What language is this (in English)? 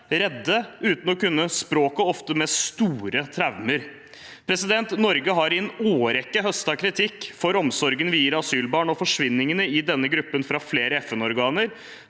Norwegian